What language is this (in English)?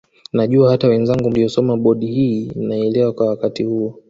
Swahili